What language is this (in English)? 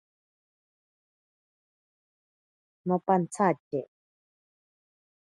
Ashéninka Perené